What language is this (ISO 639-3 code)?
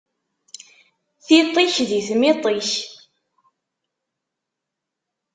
kab